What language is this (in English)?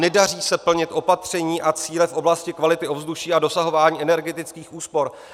Czech